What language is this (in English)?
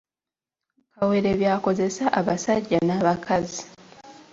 Ganda